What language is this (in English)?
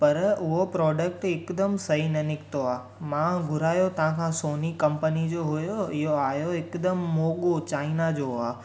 Sindhi